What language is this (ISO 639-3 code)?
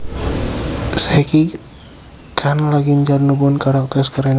jav